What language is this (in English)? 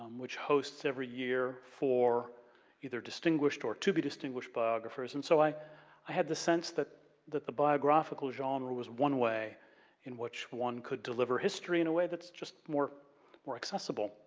English